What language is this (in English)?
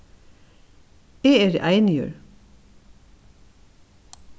Faroese